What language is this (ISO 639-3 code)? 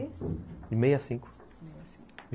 por